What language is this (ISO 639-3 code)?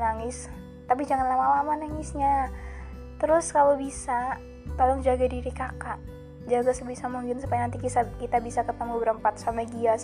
ind